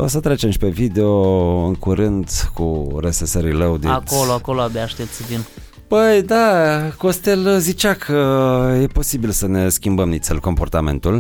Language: Romanian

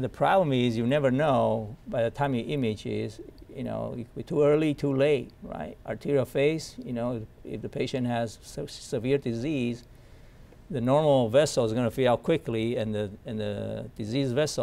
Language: English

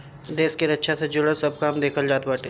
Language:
Bhojpuri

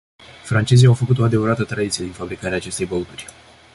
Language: Romanian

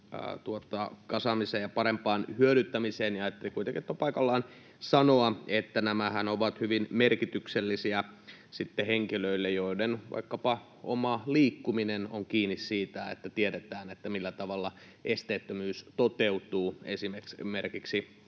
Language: Finnish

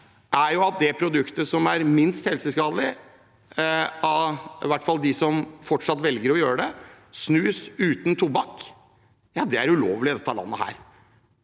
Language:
Norwegian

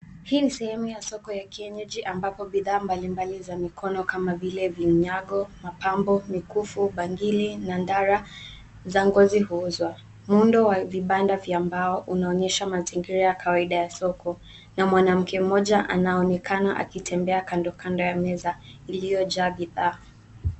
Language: Swahili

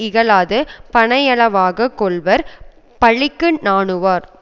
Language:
Tamil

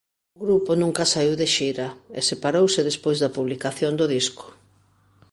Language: Galician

